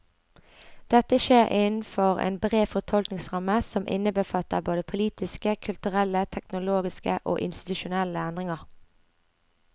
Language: Norwegian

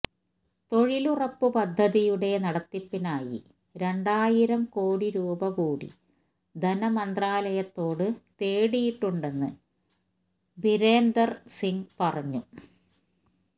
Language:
Malayalam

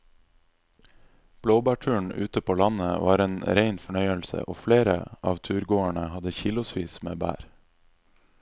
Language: Norwegian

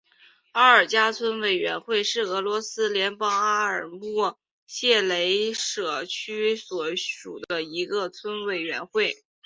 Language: Chinese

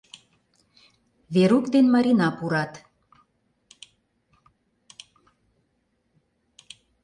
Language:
Mari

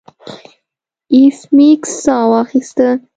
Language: Pashto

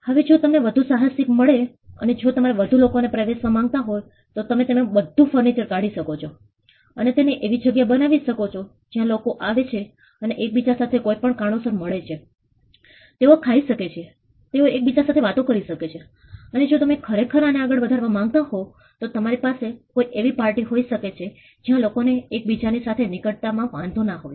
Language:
Gujarati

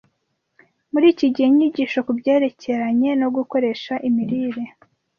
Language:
Kinyarwanda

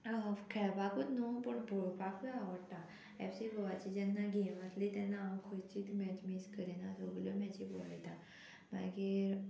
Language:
Konkani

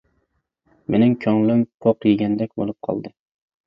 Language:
Uyghur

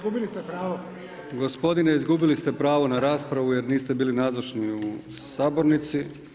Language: Croatian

